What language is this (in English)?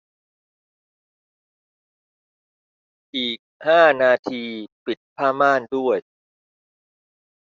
Thai